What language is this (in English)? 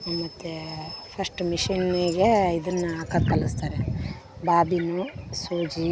Kannada